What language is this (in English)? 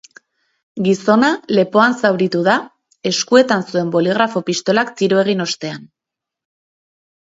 Basque